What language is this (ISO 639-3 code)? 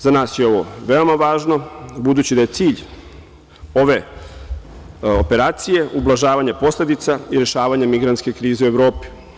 srp